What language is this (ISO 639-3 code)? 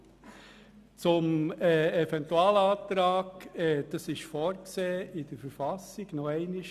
gsw